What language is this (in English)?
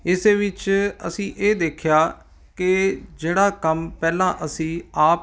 Punjabi